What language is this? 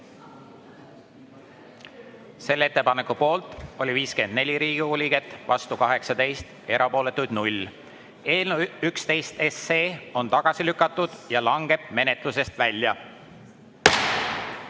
Estonian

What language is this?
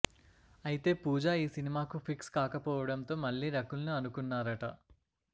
Telugu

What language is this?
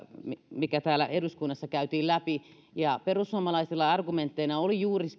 Finnish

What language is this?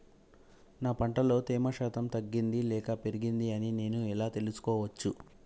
Telugu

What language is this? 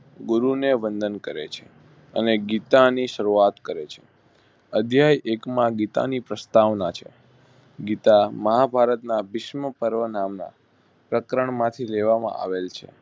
Gujarati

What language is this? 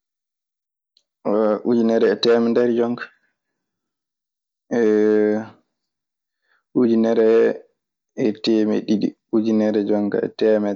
Maasina Fulfulde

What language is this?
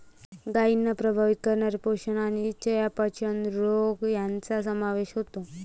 Marathi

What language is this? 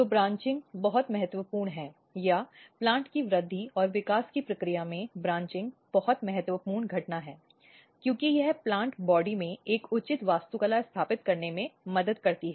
Hindi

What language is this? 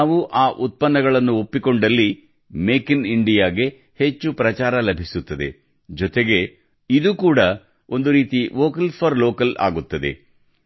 Kannada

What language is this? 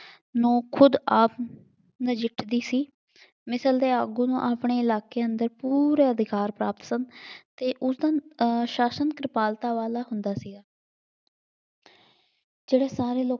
Punjabi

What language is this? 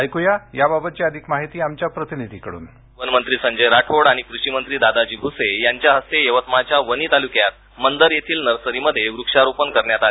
Marathi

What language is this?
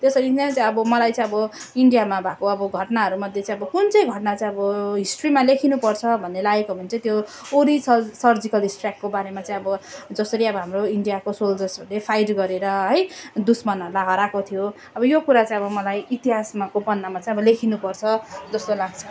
Nepali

